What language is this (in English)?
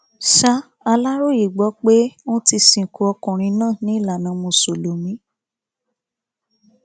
Yoruba